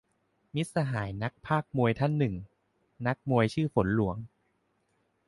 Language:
Thai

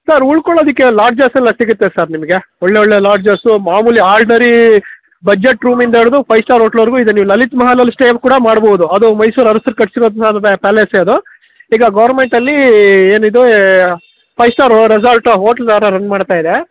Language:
Kannada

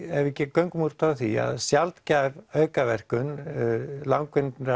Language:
Icelandic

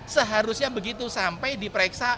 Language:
Indonesian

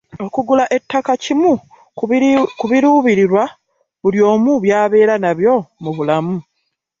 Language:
Ganda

